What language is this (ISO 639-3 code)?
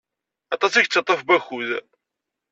kab